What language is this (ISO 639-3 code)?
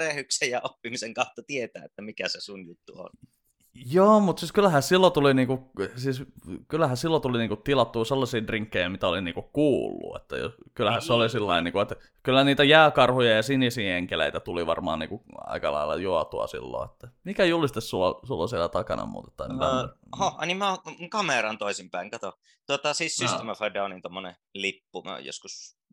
fin